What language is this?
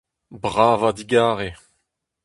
Breton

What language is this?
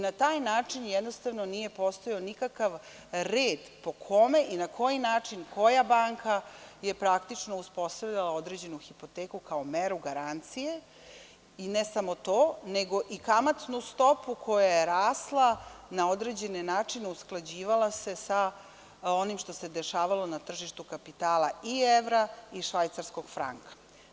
Serbian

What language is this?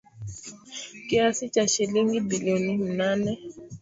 Swahili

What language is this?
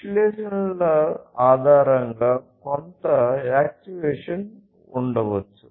Telugu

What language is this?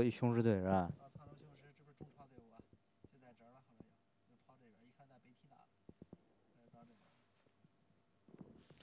Chinese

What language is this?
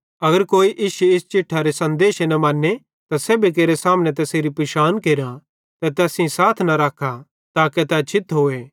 Bhadrawahi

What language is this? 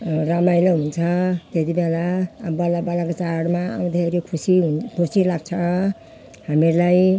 Nepali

